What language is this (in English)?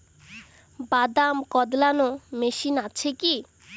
Bangla